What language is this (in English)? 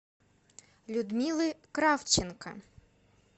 Russian